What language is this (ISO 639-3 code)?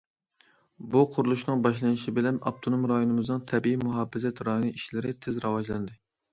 uig